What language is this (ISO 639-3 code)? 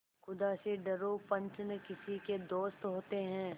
hin